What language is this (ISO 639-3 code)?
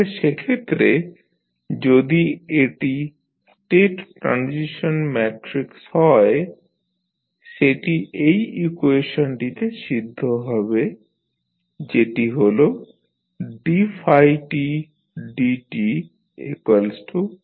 ben